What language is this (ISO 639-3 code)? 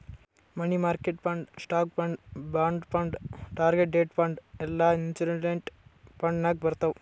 kan